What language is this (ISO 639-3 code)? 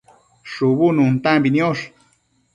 mcf